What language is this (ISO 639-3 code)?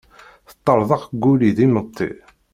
kab